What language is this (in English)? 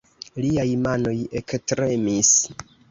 Esperanto